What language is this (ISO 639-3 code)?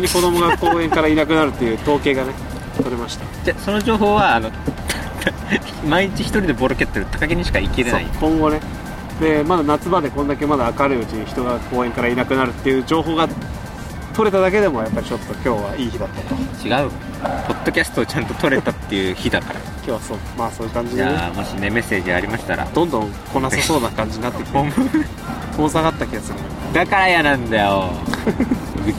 jpn